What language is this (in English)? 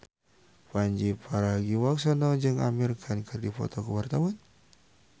Sundanese